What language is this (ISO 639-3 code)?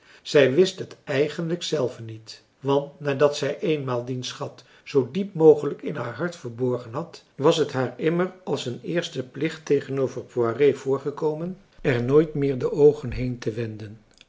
nld